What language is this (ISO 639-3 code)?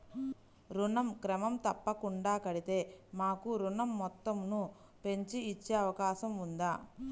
tel